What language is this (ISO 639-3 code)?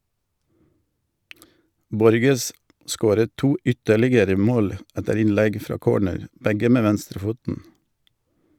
nor